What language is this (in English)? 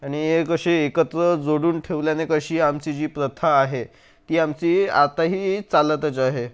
Marathi